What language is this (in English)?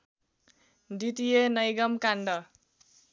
Nepali